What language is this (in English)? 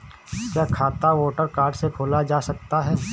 Hindi